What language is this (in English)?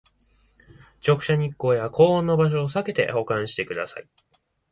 Japanese